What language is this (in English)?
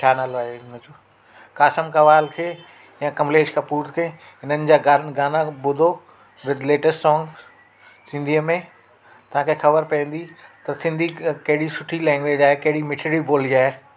Sindhi